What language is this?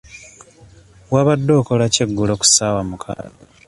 Ganda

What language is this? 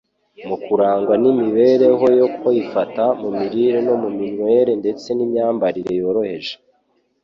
Kinyarwanda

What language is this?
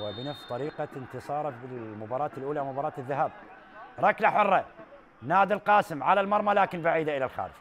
Arabic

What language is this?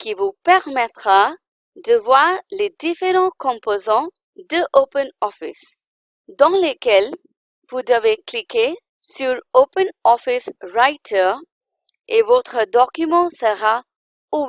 French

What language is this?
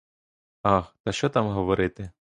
Ukrainian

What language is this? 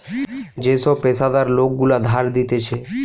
Bangla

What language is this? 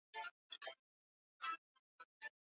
Swahili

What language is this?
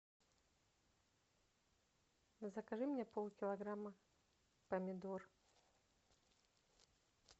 Russian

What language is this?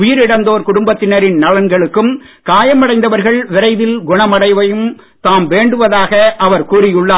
Tamil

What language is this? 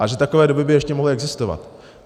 Czech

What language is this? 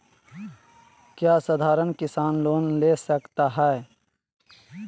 Magahi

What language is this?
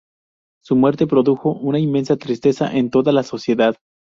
Spanish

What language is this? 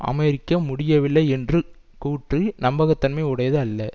Tamil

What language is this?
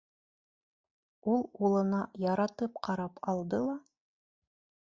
Bashkir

